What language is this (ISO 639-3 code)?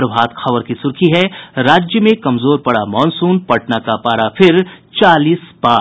hin